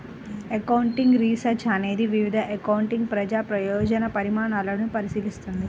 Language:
Telugu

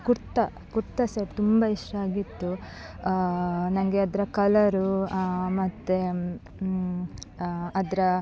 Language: Kannada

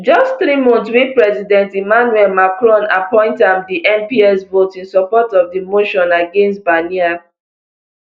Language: Nigerian Pidgin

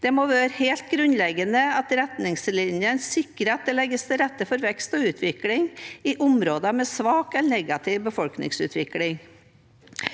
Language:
Norwegian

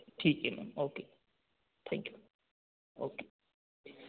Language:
Hindi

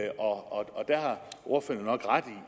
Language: Danish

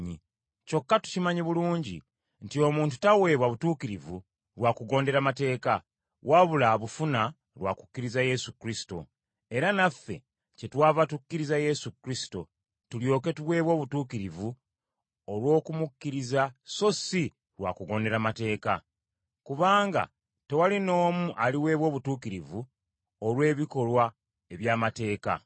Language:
Ganda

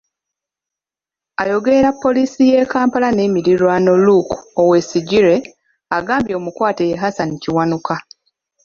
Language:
Ganda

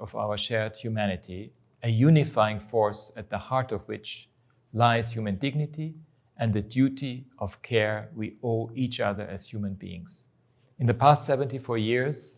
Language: English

